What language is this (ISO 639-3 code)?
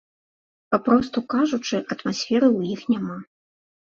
bel